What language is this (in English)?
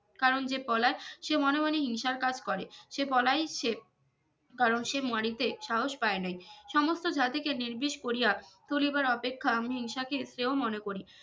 Bangla